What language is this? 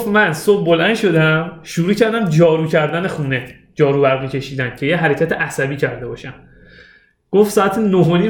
Persian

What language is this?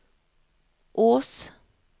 Norwegian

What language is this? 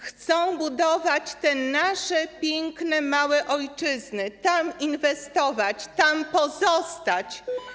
Polish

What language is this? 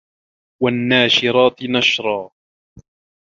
Arabic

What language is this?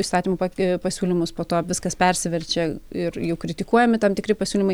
Lithuanian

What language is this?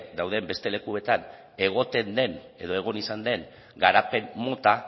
Basque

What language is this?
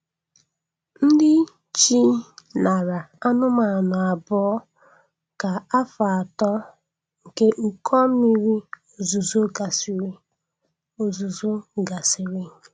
Igbo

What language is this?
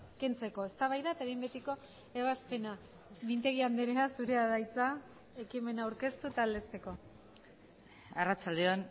Basque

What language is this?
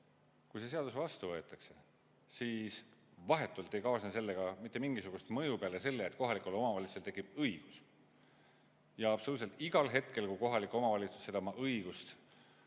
Estonian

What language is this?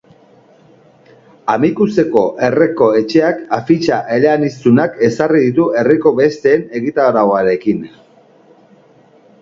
Basque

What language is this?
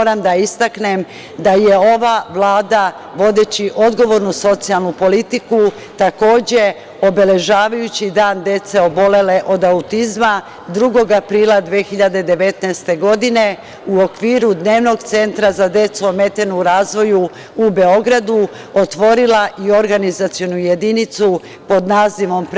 Serbian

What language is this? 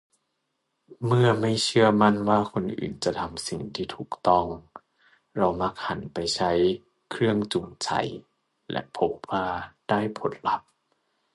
Thai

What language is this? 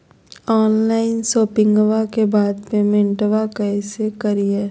Magahi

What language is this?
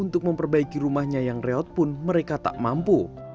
Indonesian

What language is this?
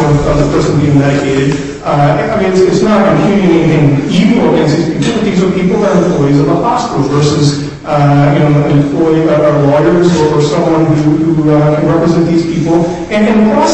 English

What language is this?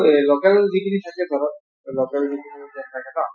Assamese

